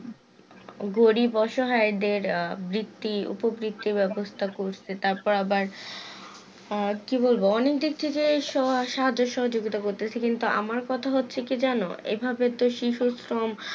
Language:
Bangla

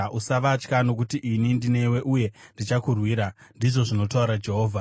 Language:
Shona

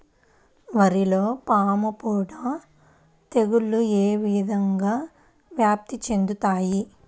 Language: Telugu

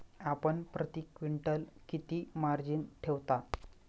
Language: Marathi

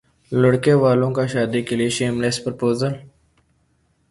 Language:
Urdu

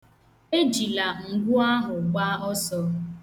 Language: Igbo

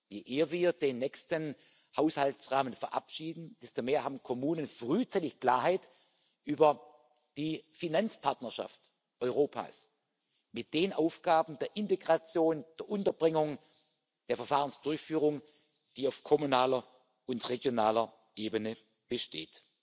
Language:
German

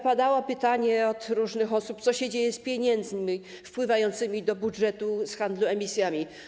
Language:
Polish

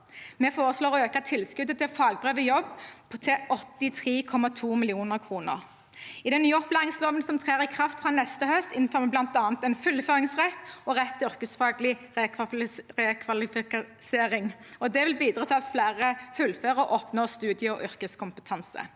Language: Norwegian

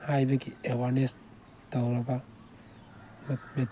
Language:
Manipuri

